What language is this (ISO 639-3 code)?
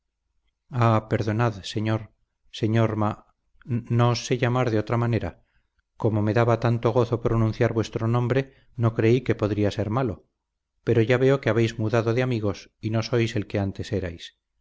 spa